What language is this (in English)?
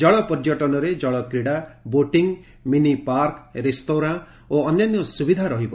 Odia